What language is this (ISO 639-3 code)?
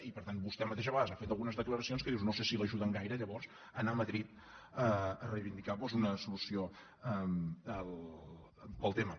cat